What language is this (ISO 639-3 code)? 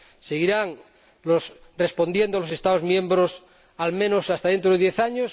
spa